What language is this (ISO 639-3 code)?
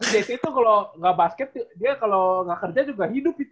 ind